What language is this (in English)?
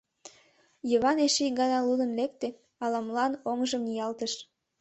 Mari